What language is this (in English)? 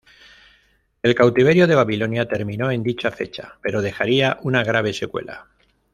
Spanish